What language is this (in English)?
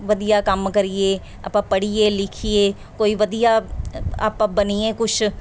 Punjabi